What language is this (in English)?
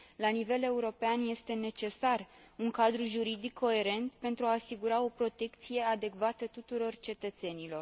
Romanian